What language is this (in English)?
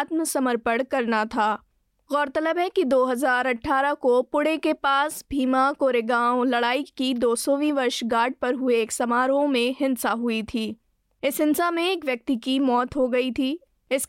Hindi